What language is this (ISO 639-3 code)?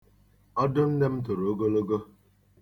ibo